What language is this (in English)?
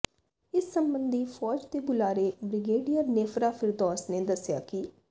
Punjabi